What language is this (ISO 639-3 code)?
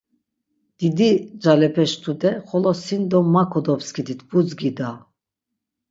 lzz